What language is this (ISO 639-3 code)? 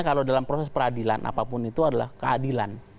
ind